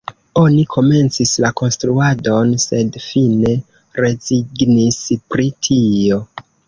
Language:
Esperanto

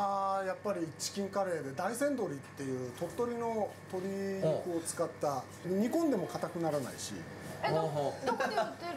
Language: Japanese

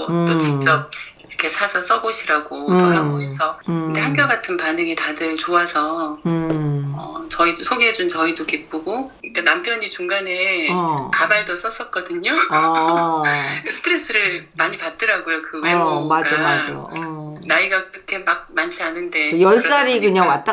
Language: Korean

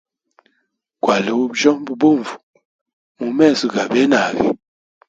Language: Hemba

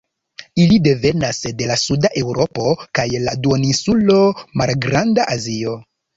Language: Esperanto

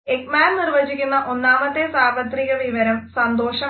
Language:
Malayalam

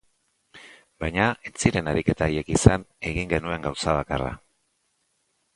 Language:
Basque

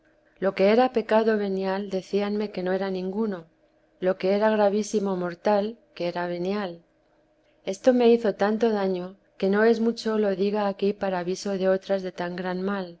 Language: Spanish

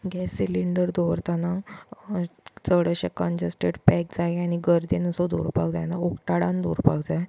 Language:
Konkani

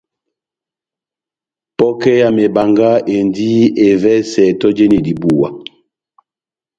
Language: Batanga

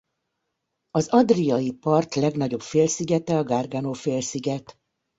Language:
Hungarian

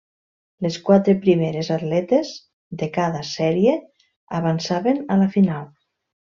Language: Catalan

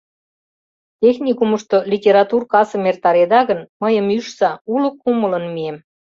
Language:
Mari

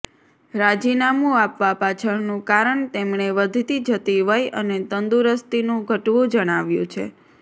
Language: Gujarati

